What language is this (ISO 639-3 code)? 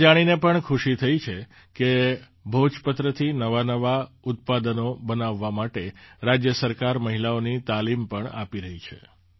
guj